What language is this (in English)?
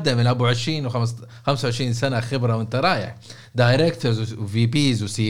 Arabic